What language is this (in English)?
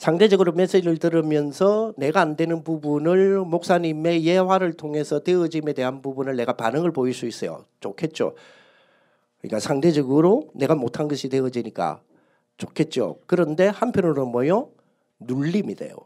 Korean